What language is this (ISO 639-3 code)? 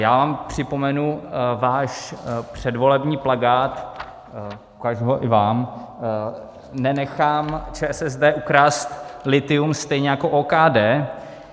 ces